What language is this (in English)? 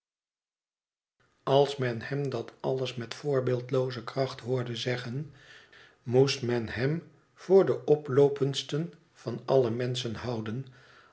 Dutch